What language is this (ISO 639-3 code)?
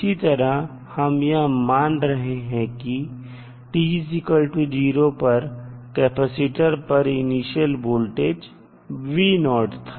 hin